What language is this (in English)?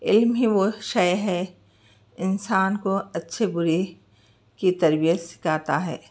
Urdu